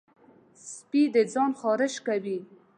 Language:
Pashto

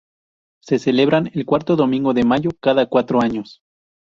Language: Spanish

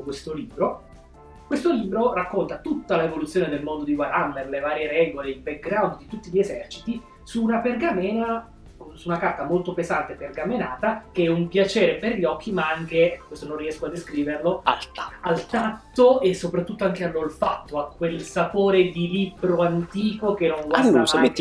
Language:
Italian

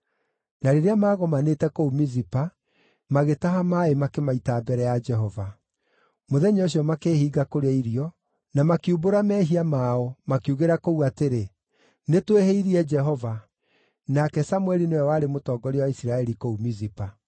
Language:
Kikuyu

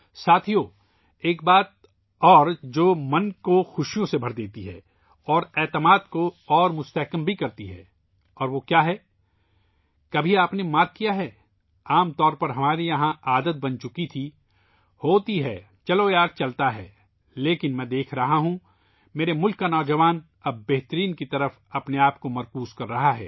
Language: Urdu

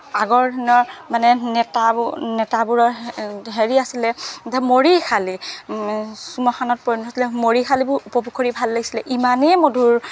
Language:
Assamese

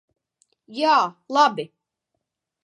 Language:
Latvian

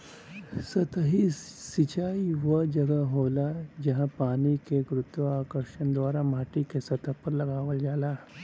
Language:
Bhojpuri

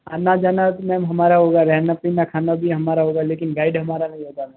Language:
Hindi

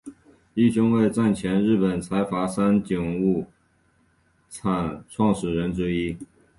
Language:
Chinese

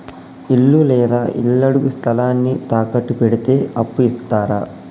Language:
Telugu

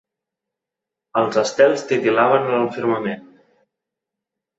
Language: Catalan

